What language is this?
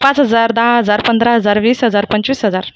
Marathi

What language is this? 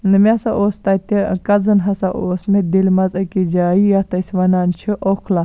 Kashmiri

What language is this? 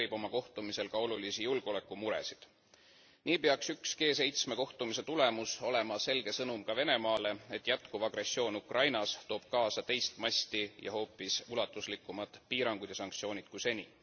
Estonian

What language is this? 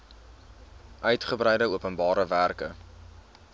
Afrikaans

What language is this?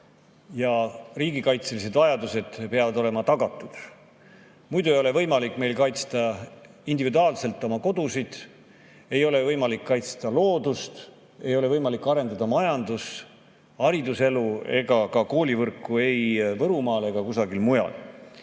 Estonian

